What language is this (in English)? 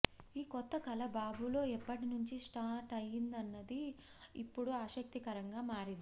Telugu